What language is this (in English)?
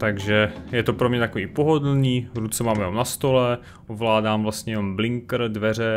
Czech